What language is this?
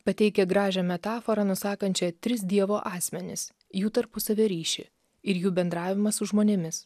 Lithuanian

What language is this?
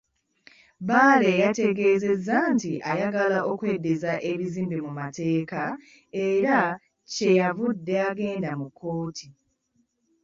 Ganda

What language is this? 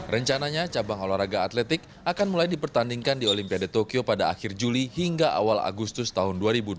Indonesian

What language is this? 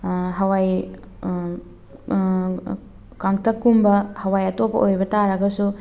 Manipuri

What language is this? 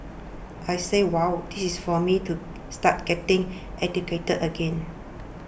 English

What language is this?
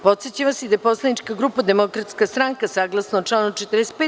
Serbian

